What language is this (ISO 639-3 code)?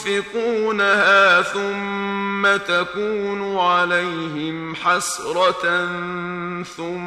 ara